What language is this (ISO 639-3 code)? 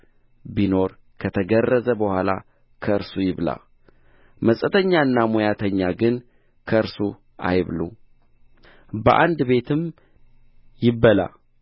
amh